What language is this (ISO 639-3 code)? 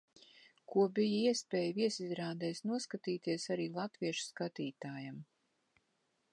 lav